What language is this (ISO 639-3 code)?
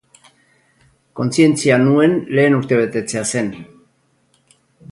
eus